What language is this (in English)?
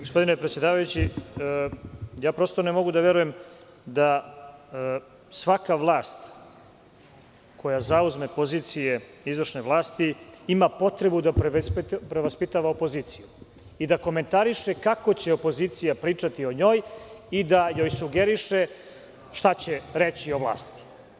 Serbian